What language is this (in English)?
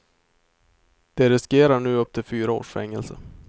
Swedish